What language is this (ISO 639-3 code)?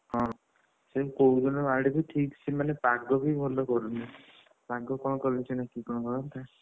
ori